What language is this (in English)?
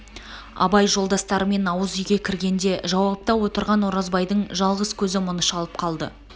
Kazakh